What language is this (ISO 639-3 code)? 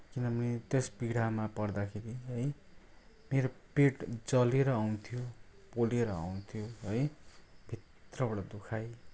nep